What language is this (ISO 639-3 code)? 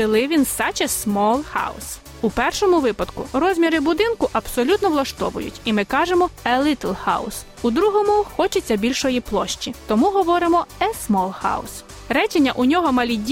ukr